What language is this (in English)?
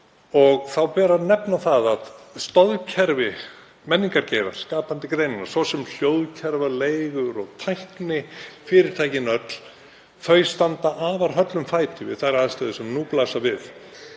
Icelandic